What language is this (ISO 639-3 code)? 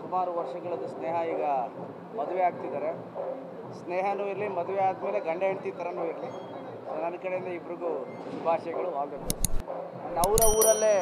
kor